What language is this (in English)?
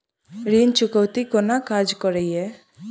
Maithili